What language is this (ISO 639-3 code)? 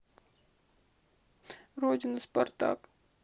rus